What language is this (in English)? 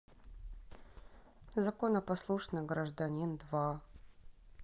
Russian